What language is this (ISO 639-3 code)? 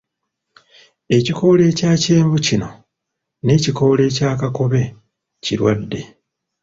lug